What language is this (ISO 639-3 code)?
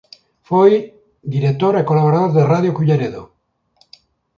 glg